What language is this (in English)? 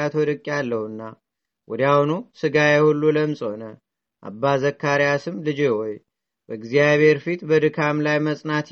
Amharic